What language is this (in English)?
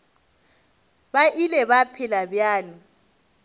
Northern Sotho